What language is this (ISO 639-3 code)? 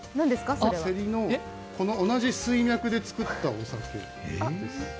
jpn